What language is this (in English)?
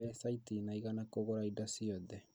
Kikuyu